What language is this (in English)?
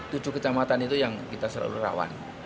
Indonesian